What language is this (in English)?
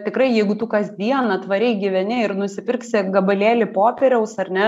Lithuanian